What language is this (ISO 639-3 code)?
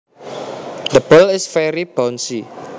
jav